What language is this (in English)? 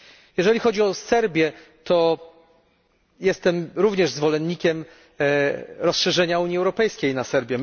Polish